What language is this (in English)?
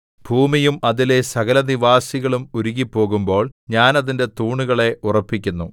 Malayalam